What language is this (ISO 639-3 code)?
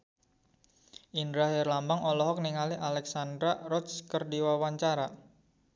sun